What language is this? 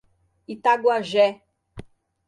Portuguese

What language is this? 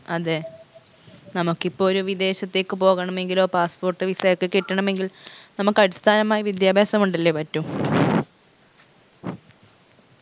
Malayalam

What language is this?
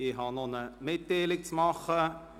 Swiss German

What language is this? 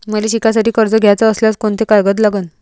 Marathi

